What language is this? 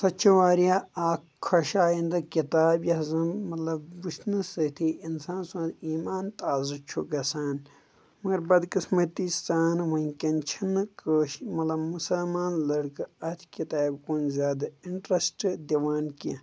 Kashmiri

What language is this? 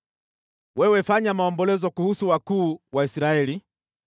Swahili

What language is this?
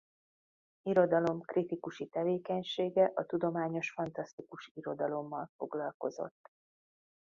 Hungarian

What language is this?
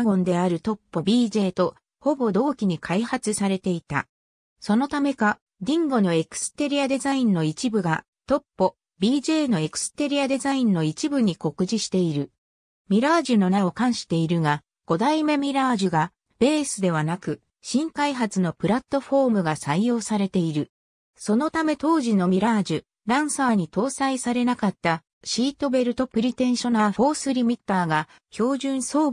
Japanese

